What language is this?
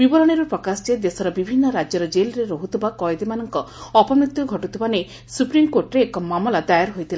Odia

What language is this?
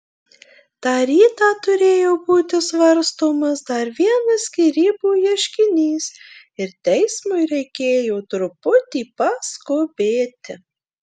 Lithuanian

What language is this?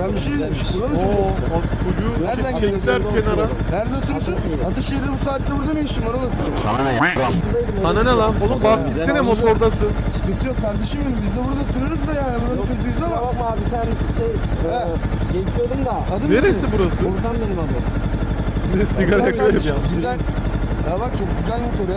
Turkish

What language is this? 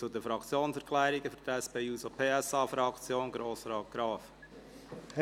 Swiss German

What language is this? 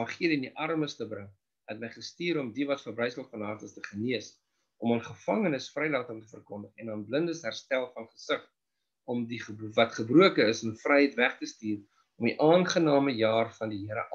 Dutch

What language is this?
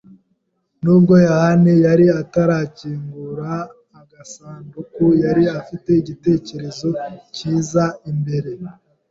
Kinyarwanda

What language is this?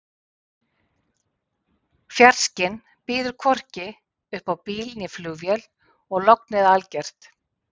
Icelandic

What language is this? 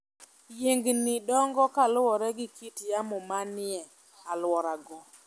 Luo (Kenya and Tanzania)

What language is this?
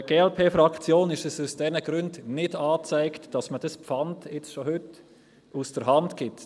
Swiss German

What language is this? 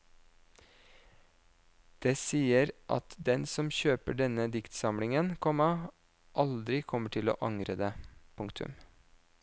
Norwegian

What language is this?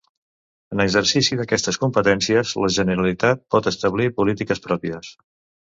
Catalan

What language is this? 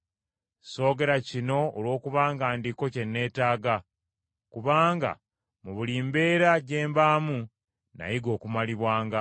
Ganda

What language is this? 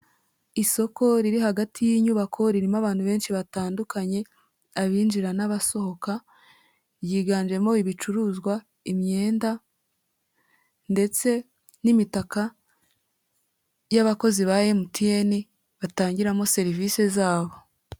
Kinyarwanda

